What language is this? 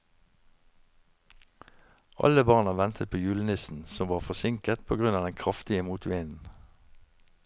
Norwegian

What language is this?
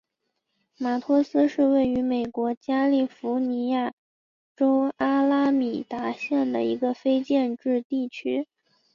Chinese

